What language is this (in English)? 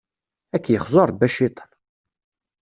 Kabyle